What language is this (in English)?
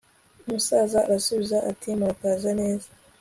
Kinyarwanda